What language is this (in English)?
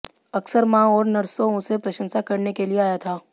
Hindi